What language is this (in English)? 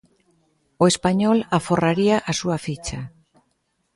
Galician